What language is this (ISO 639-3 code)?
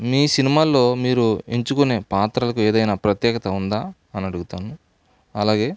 tel